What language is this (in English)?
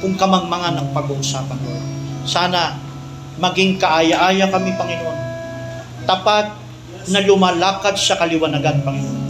Filipino